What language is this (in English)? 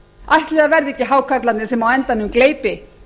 Icelandic